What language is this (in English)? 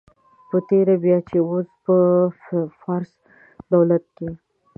Pashto